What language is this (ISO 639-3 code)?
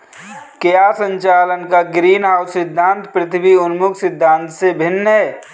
hin